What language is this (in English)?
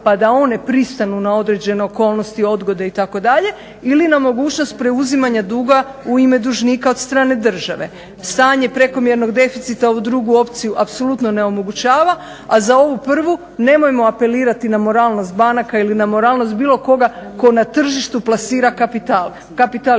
Croatian